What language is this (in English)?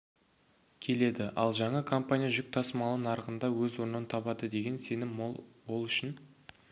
Kazakh